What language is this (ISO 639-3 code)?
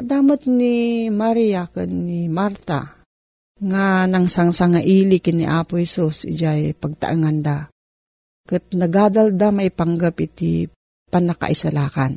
fil